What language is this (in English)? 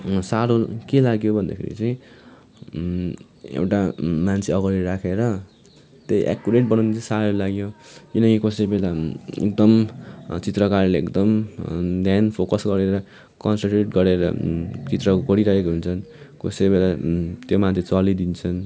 Nepali